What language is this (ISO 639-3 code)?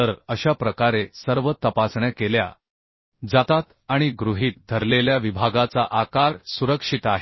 mar